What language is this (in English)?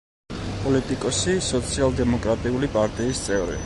Georgian